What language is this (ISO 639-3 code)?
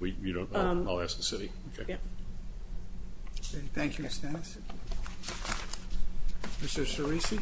eng